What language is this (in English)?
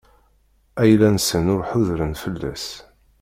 Kabyle